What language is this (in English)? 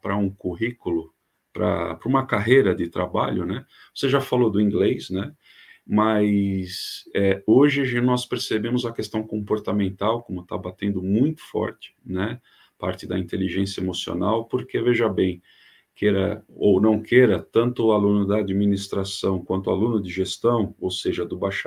Portuguese